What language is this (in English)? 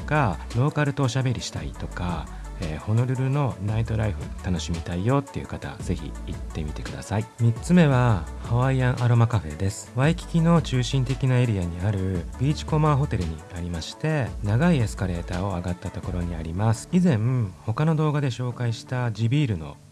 Japanese